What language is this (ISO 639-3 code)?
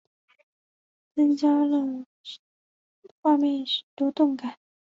zho